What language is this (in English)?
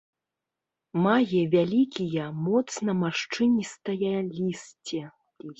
Belarusian